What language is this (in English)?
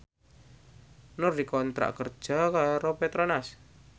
Javanese